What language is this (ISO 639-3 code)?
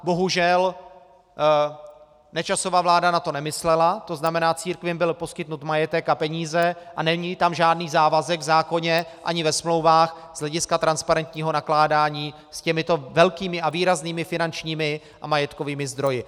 ces